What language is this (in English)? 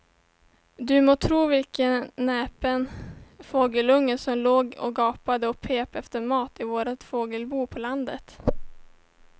Swedish